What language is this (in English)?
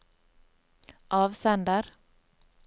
Norwegian